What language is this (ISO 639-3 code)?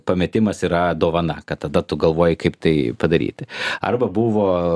lit